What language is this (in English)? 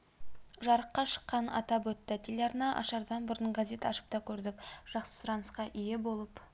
Kazakh